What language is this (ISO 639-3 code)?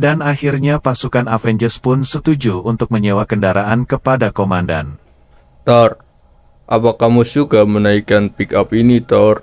ind